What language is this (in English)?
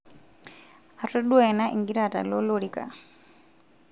Masai